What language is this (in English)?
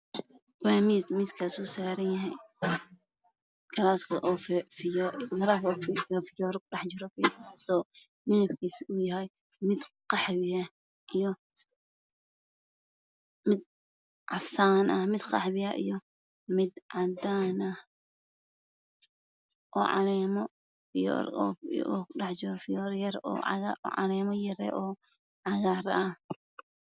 Somali